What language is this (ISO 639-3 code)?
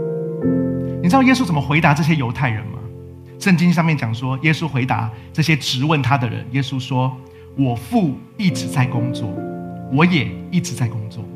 zho